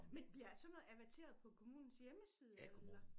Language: Danish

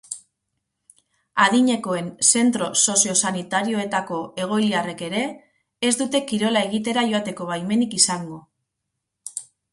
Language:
Basque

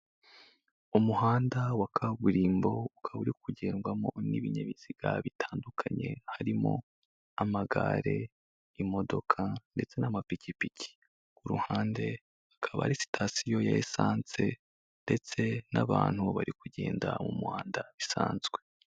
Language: Kinyarwanda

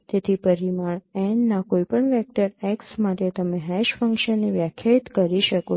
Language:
Gujarati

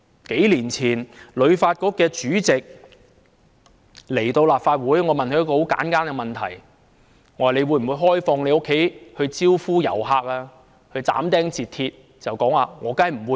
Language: Cantonese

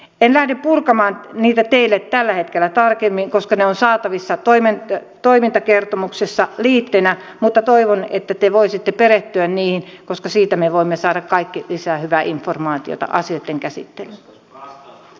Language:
Finnish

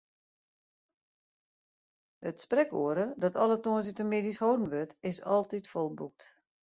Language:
Western Frisian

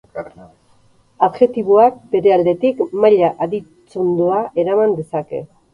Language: Basque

